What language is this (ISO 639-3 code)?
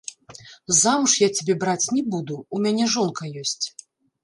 bel